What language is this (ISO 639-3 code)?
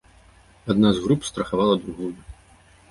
bel